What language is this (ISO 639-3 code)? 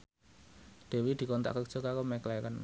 jav